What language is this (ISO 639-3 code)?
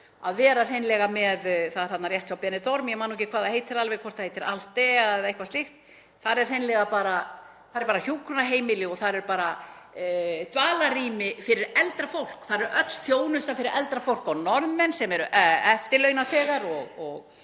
isl